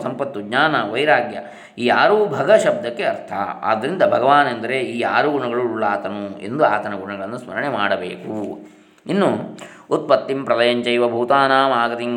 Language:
Kannada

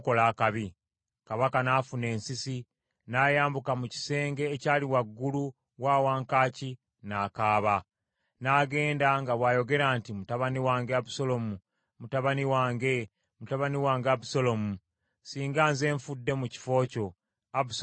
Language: Ganda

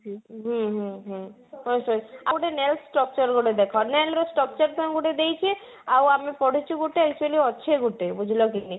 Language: Odia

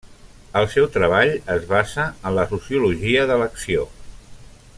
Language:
Catalan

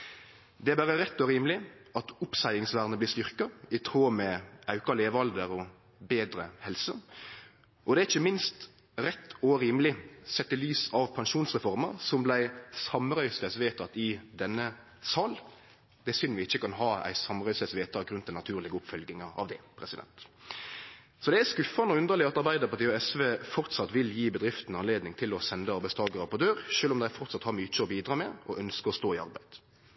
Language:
Norwegian Nynorsk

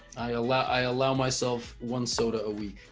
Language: English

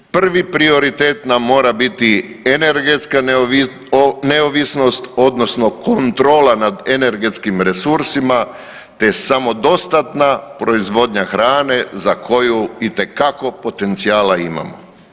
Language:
Croatian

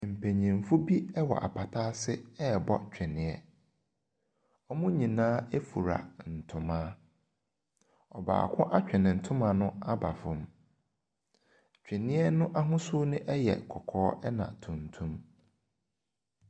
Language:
Akan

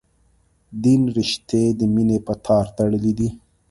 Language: Pashto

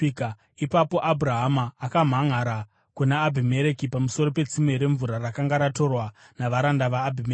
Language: Shona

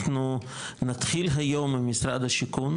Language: Hebrew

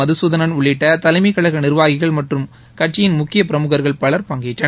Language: Tamil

